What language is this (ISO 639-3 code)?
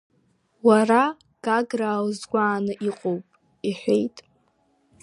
abk